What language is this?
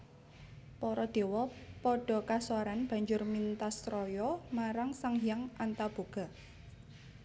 Javanese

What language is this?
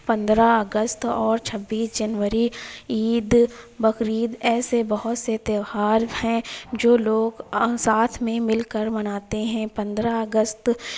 Urdu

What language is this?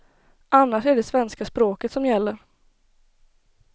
Swedish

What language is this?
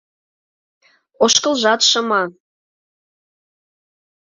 Mari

